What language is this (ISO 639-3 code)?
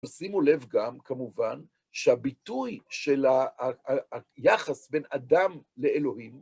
heb